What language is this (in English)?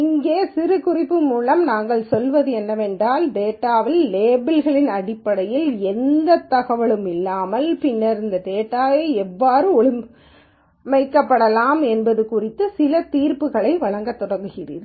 Tamil